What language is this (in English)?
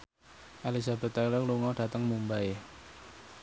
Javanese